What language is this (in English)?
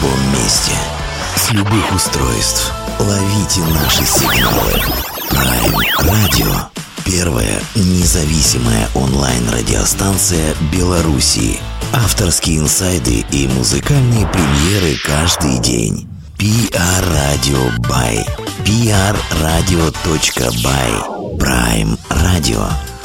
Russian